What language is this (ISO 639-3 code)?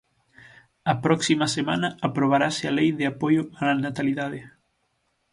glg